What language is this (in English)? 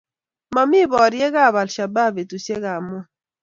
Kalenjin